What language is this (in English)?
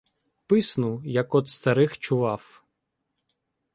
Ukrainian